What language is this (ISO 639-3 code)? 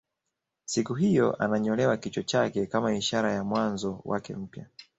swa